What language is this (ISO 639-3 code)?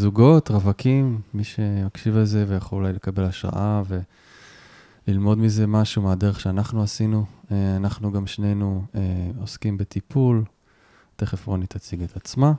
heb